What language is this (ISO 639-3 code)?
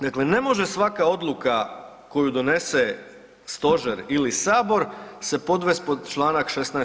hrv